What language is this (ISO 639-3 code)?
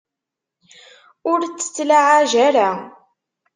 kab